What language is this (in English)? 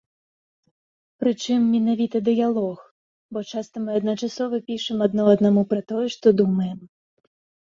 Belarusian